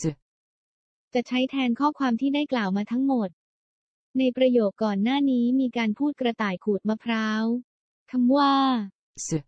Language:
Thai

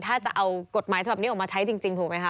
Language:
Thai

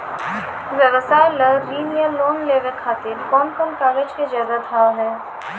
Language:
Maithili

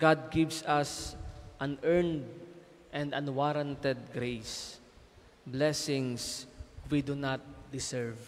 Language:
Filipino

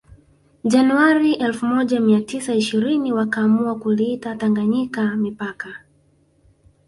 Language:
Swahili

